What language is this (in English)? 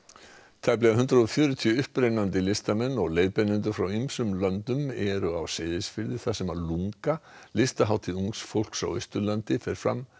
Icelandic